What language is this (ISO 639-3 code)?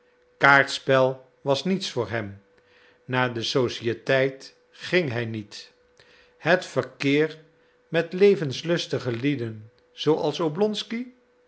nld